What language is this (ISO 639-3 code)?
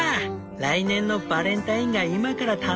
jpn